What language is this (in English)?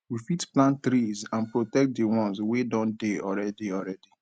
Nigerian Pidgin